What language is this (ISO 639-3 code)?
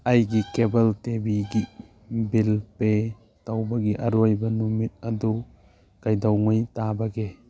mni